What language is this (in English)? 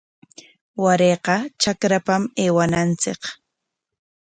Corongo Ancash Quechua